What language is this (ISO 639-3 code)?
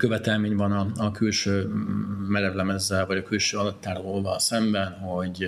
hun